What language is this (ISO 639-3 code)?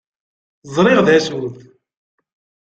kab